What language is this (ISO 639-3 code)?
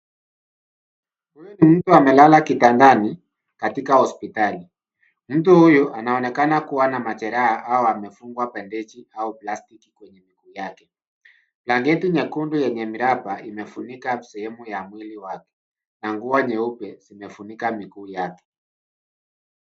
swa